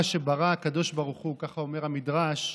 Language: Hebrew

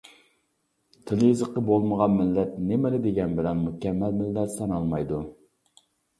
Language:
Uyghur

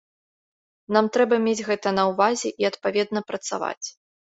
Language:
Belarusian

